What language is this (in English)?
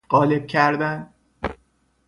Persian